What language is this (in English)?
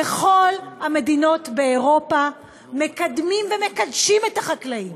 Hebrew